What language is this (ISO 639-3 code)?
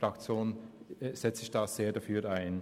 gsw